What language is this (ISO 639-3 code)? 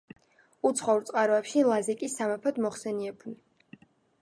kat